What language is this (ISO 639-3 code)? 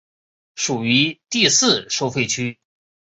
zho